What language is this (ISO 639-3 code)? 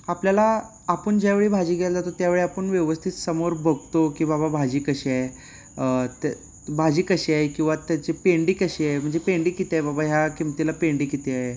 mar